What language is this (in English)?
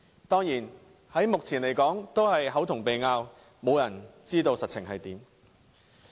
Cantonese